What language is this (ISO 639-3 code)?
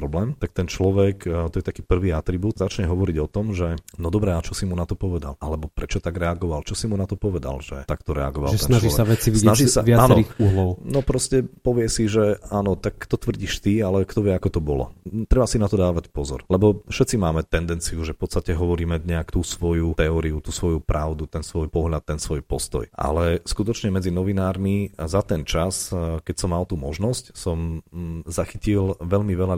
slk